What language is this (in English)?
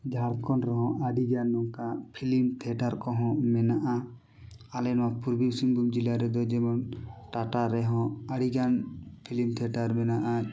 Santali